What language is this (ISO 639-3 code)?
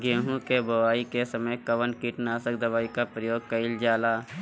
bho